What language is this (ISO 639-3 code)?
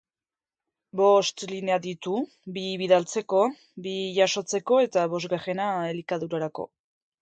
eus